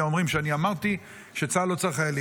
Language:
Hebrew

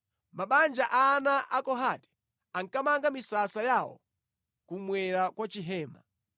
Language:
Nyanja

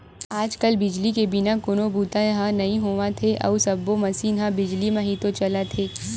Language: Chhattisgarhi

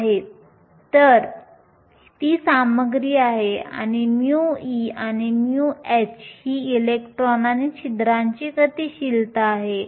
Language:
Marathi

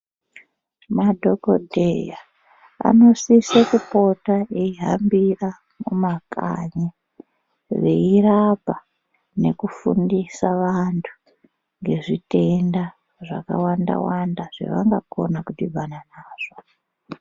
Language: Ndau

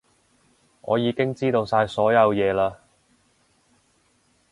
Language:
Cantonese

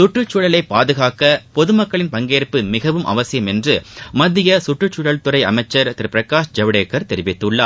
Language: Tamil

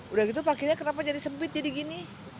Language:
Indonesian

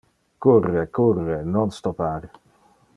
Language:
Interlingua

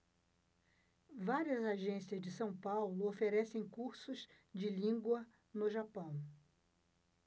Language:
Portuguese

